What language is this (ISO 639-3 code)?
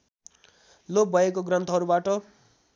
nep